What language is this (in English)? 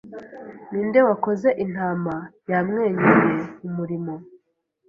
Kinyarwanda